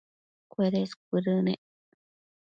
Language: Matsés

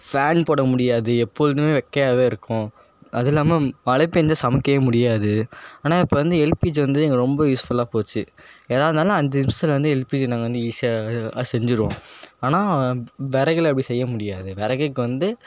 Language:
Tamil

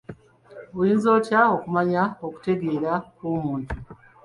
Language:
Ganda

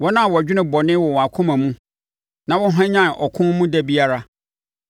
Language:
Akan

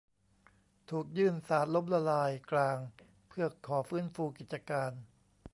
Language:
Thai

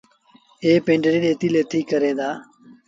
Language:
Sindhi Bhil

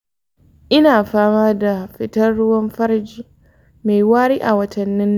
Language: Hausa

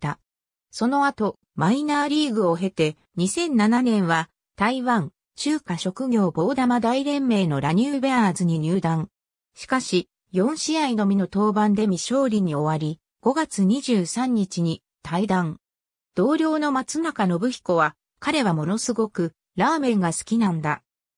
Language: Japanese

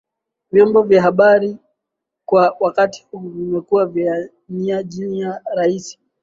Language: Swahili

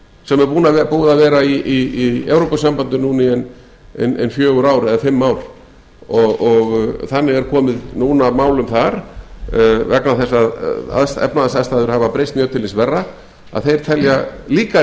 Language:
Icelandic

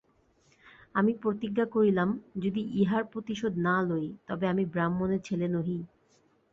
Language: Bangla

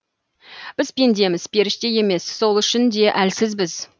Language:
Kazakh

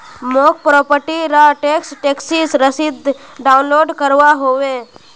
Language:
Magahi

